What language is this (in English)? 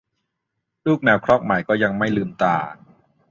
Thai